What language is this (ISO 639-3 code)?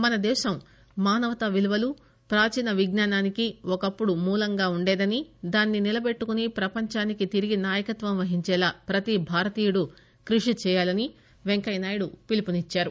tel